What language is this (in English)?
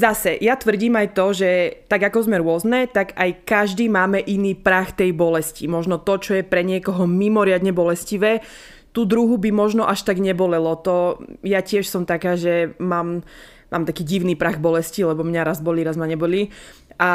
Slovak